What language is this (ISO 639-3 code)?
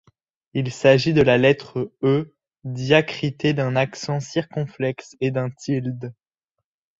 fra